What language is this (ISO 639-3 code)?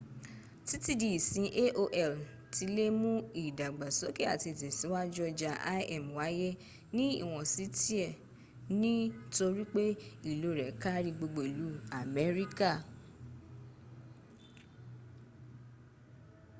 yor